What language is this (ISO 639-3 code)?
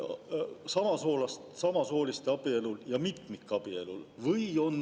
est